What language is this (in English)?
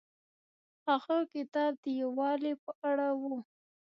Pashto